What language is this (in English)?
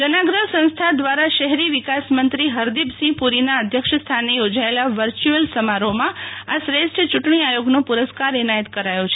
Gujarati